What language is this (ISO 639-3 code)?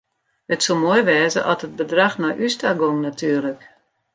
fry